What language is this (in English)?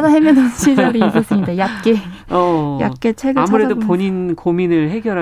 Korean